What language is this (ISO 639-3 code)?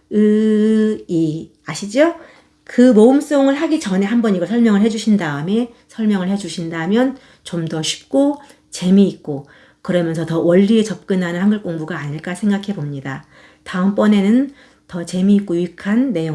kor